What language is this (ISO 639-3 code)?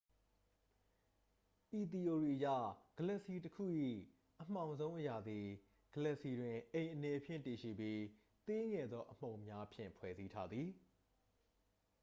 mya